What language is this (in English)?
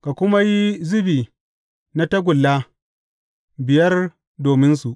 Hausa